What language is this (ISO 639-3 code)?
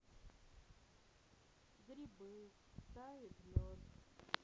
rus